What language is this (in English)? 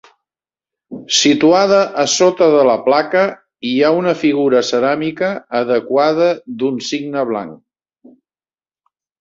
Catalan